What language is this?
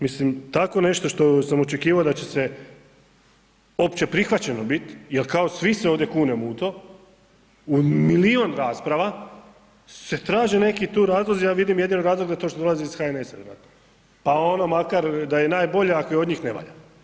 Croatian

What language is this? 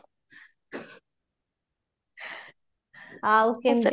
Odia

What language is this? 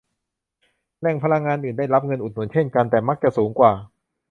Thai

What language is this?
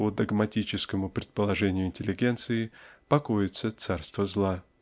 Russian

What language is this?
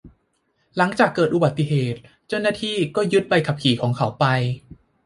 Thai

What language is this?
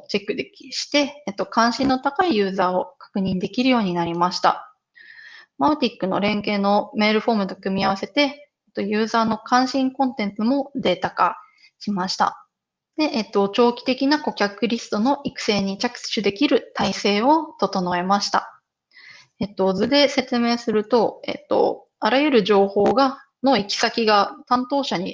Japanese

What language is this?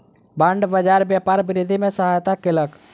Maithili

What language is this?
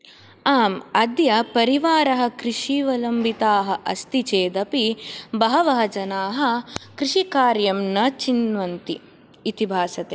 Sanskrit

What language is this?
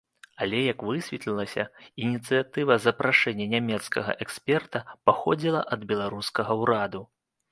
Belarusian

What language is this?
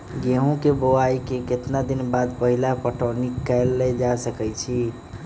Magahi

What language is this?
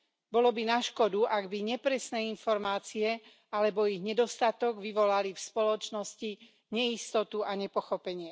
Slovak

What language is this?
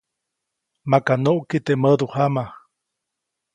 Copainalá Zoque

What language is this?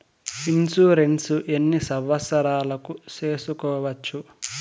Telugu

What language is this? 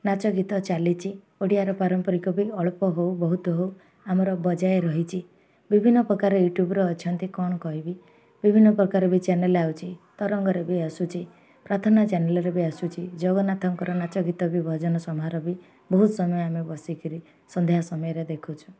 Odia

